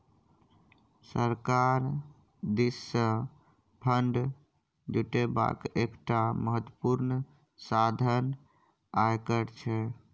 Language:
Maithili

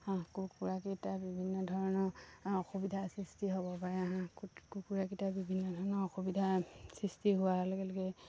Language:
Assamese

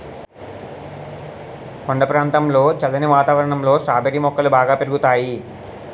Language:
Telugu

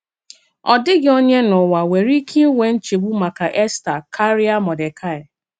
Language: Igbo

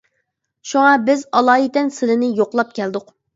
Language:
Uyghur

